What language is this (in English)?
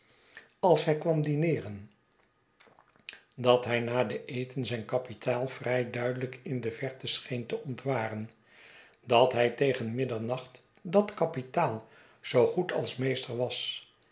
Dutch